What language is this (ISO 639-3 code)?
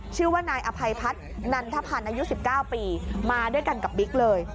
tha